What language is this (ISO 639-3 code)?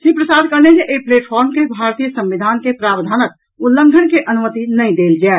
mai